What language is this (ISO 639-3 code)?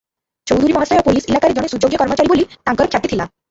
ori